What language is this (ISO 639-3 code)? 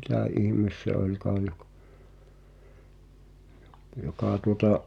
fin